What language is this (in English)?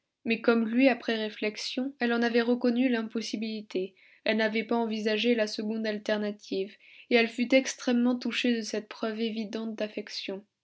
French